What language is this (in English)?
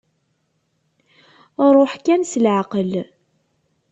Kabyle